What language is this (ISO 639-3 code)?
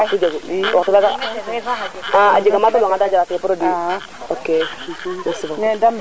srr